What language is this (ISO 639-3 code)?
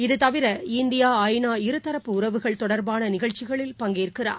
tam